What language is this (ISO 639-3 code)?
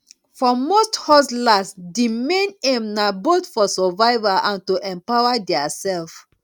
pcm